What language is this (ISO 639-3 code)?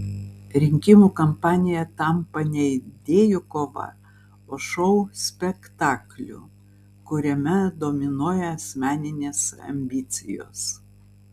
lit